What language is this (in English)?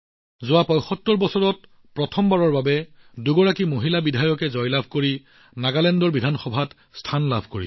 Assamese